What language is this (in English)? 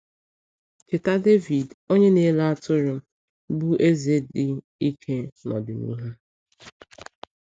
Igbo